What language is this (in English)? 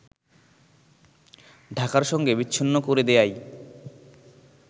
Bangla